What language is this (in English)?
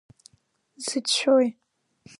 Abkhazian